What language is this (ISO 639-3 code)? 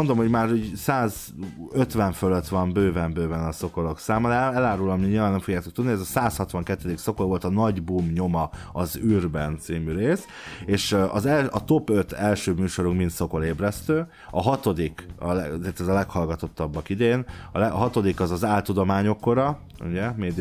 hun